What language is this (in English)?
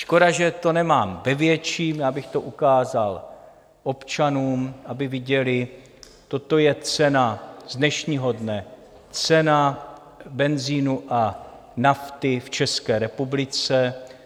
Czech